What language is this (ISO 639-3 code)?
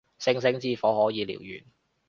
yue